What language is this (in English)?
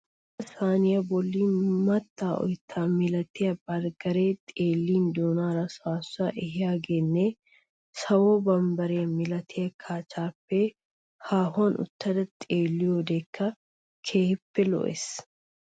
Wolaytta